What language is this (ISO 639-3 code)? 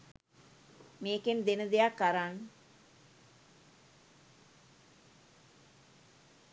sin